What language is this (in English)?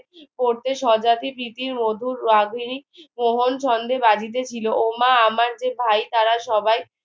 Bangla